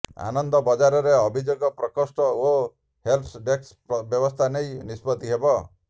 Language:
Odia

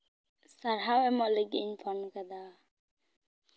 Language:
Santali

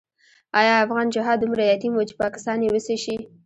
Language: Pashto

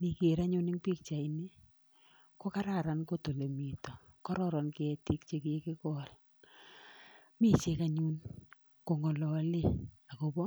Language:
Kalenjin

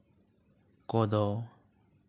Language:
Santali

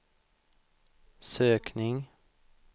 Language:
Swedish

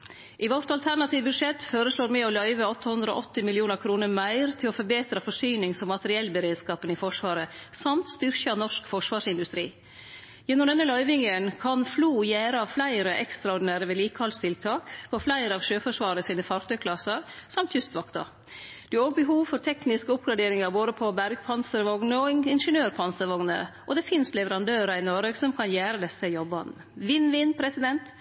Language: Norwegian Nynorsk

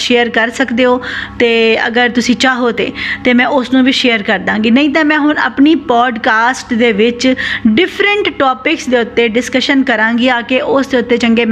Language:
Punjabi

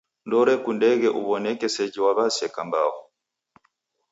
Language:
Taita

